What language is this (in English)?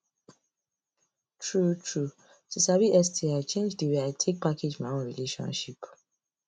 Nigerian Pidgin